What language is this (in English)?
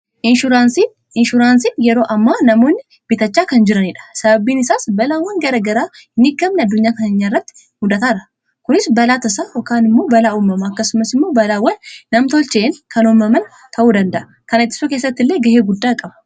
Oromo